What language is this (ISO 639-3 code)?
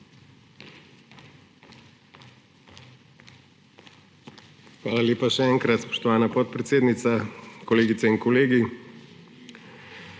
slv